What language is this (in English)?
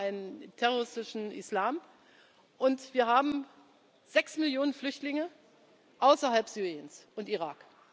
German